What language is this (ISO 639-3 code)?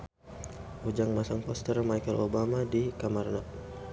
sun